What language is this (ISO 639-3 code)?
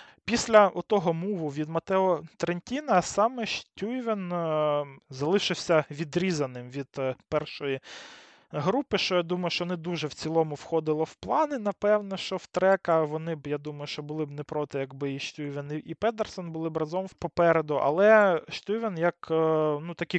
ukr